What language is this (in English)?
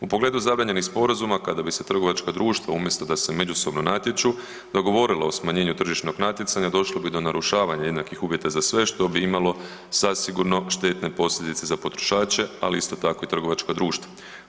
Croatian